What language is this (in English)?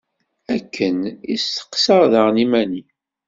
Kabyle